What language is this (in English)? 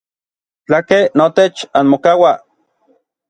Orizaba Nahuatl